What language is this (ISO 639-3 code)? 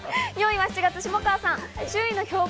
jpn